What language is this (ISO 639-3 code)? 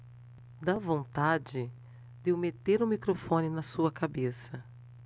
por